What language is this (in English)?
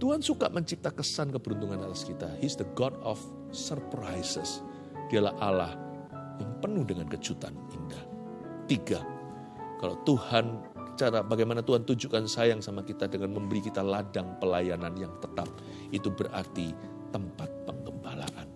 Indonesian